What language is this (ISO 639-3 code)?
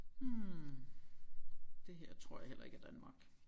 dan